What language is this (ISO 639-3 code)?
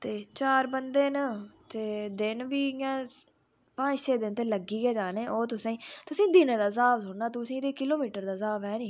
doi